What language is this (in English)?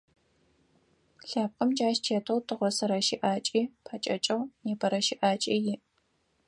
Adyghe